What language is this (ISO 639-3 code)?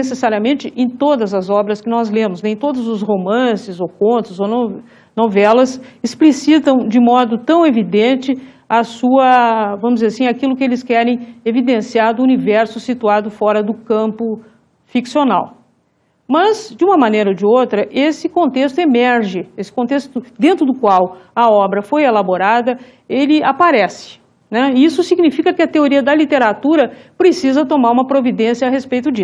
por